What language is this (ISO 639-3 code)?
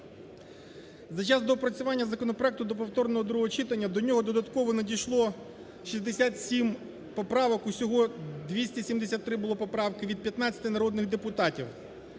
ukr